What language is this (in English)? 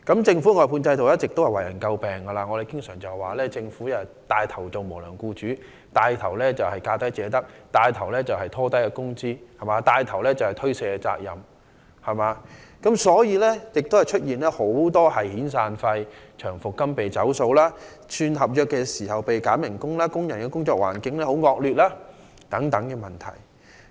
Cantonese